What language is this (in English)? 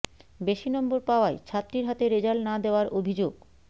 Bangla